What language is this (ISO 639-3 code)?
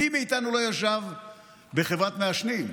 heb